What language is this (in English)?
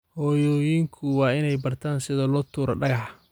Somali